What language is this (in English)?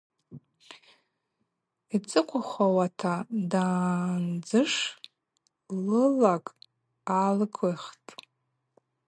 Abaza